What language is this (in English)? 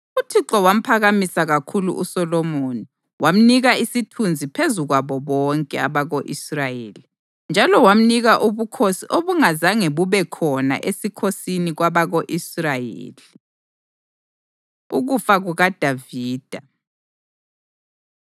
North Ndebele